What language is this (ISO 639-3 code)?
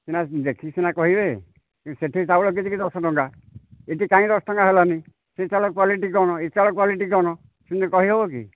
ori